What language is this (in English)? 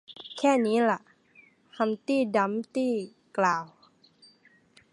Thai